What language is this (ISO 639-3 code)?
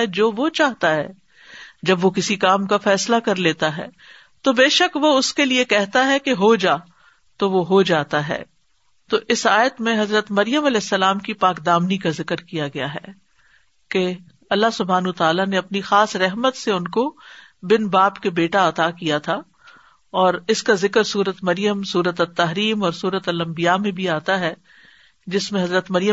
urd